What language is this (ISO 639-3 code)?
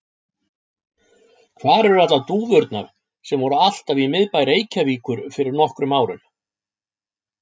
isl